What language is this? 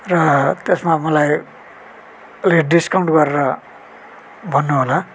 Nepali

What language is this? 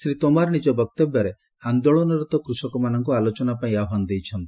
Odia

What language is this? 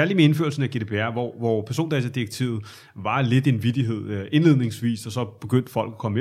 Danish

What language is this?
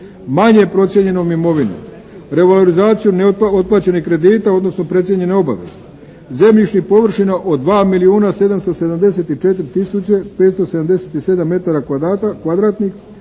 Croatian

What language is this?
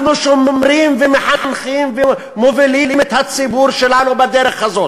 Hebrew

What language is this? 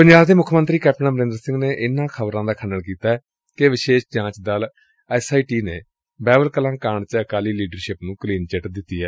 Punjabi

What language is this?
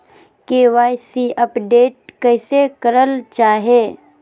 Magahi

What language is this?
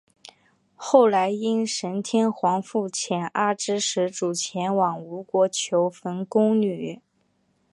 Chinese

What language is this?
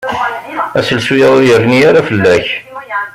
Kabyle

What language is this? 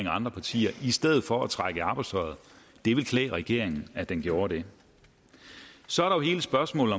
Danish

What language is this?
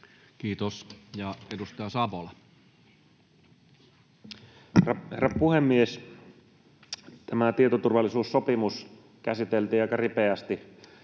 Finnish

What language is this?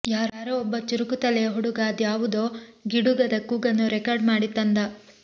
Kannada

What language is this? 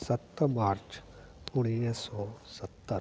Sindhi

